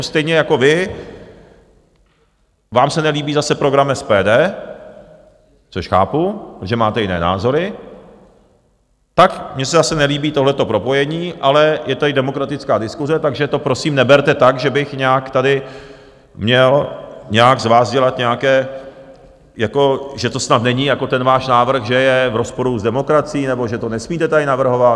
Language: Czech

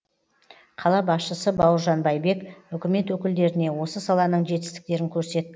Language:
Kazakh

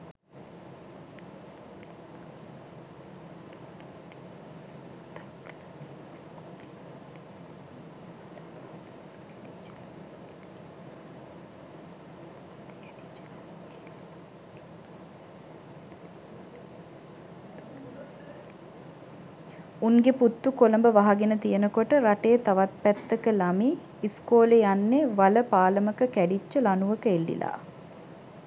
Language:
Sinhala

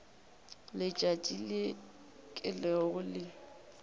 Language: Northern Sotho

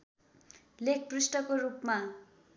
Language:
Nepali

